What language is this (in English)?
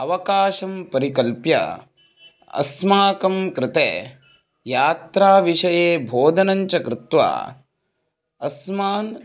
Sanskrit